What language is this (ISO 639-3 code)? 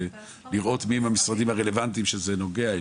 heb